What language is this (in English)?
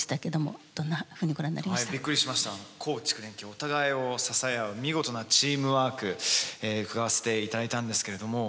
Japanese